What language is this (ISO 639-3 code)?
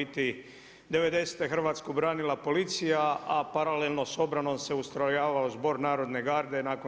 hrv